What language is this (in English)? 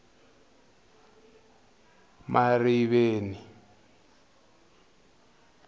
Tsonga